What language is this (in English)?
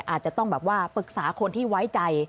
Thai